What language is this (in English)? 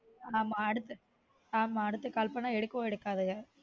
Tamil